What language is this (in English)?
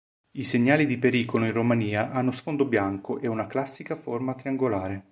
Italian